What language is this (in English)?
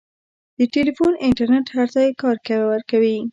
Pashto